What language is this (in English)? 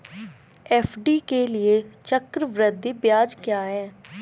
Hindi